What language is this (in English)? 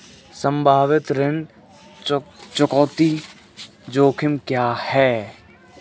Hindi